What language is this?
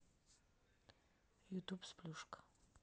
Russian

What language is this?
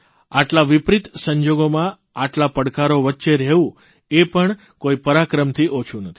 Gujarati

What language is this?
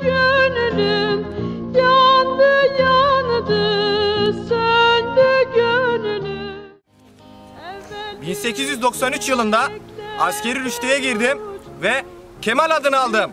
Turkish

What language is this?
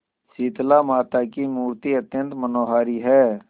Hindi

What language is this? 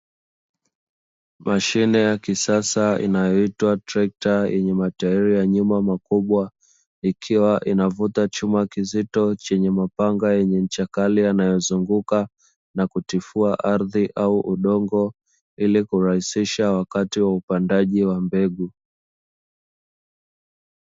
Swahili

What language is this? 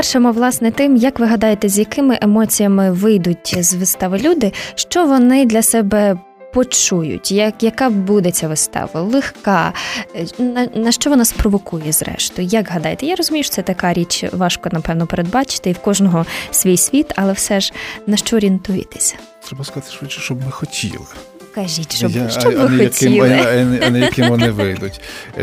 Ukrainian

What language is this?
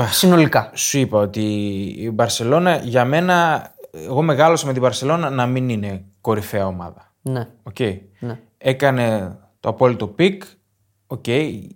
Greek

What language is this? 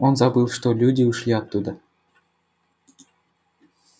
Russian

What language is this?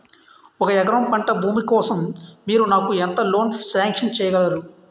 Telugu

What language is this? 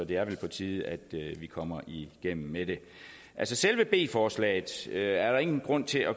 Danish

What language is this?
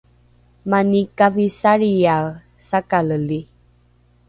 Rukai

